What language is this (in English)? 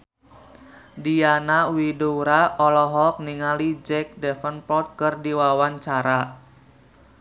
Sundanese